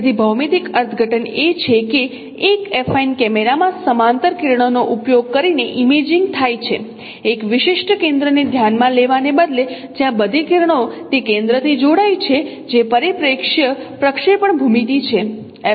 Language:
Gujarati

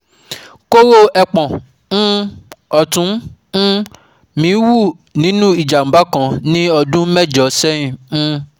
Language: Yoruba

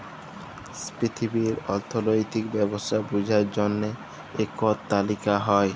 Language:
Bangla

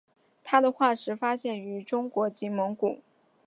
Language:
Chinese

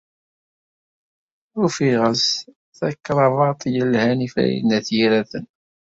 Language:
Kabyle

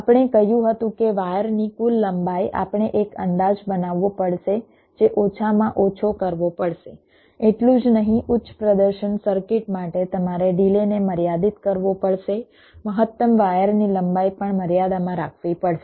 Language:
Gujarati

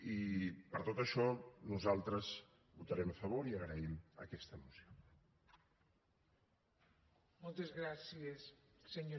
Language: Catalan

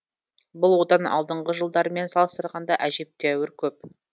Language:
Kazakh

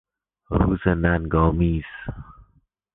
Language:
Persian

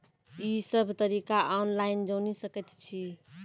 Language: Maithili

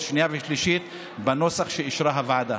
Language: Hebrew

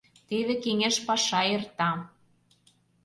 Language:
Mari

